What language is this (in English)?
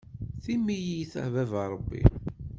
Kabyle